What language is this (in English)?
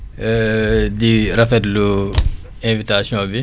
Wolof